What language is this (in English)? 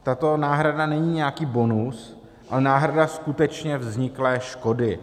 Czech